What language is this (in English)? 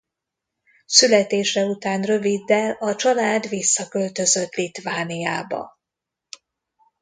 Hungarian